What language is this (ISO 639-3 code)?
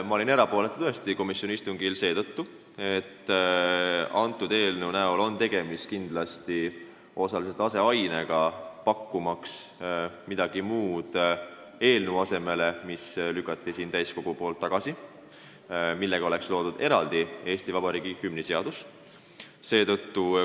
est